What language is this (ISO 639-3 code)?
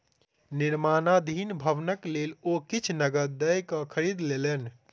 mai